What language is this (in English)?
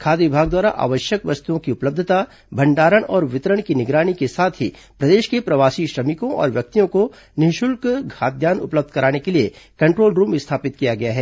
Hindi